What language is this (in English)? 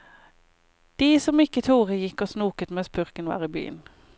Norwegian